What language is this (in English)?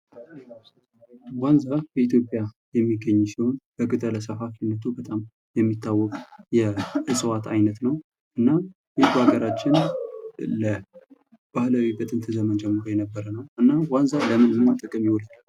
Amharic